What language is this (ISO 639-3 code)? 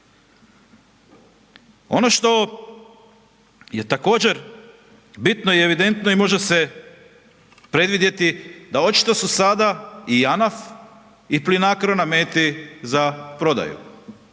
hrv